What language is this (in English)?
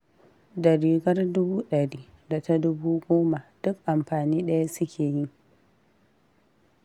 Hausa